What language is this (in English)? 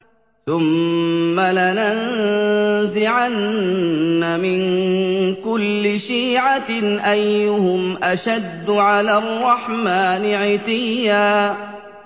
Arabic